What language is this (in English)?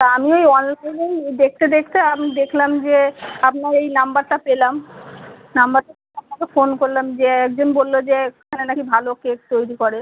Bangla